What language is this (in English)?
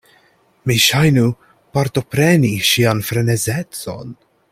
Esperanto